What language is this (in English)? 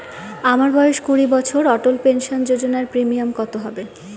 Bangla